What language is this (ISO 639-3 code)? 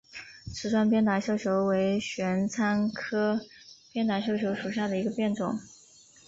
zho